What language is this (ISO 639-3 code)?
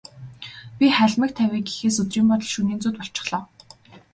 mon